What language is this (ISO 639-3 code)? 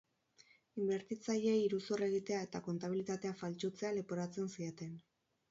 eus